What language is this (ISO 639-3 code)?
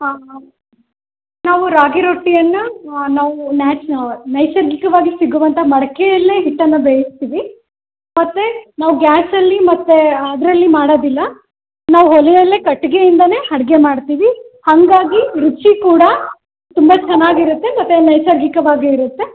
kan